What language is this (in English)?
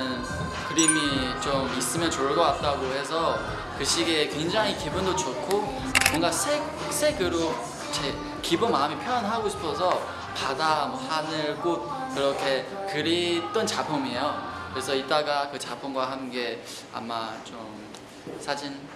Korean